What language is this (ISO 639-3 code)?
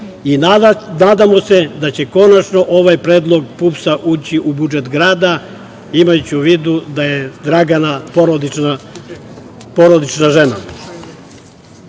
srp